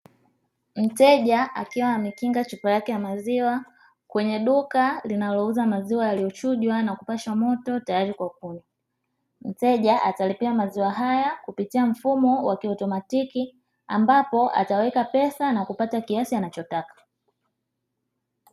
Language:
Swahili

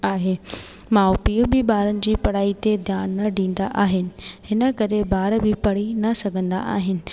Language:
Sindhi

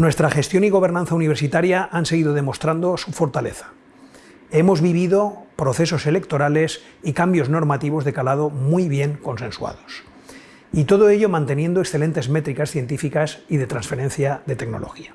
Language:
Spanish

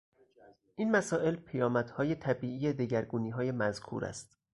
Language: Persian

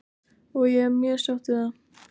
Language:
Icelandic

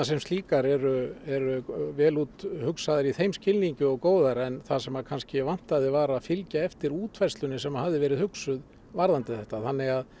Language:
Icelandic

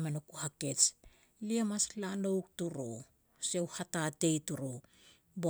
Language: Petats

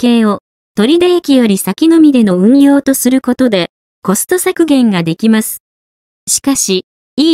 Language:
Japanese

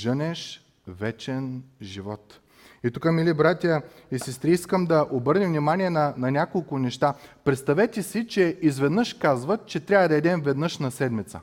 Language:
Bulgarian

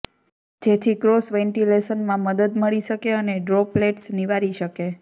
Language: Gujarati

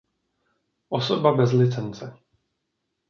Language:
Czech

